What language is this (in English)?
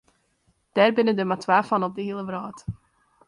Western Frisian